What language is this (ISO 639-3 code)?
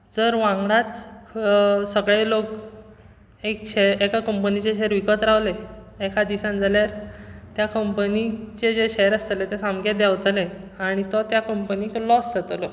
kok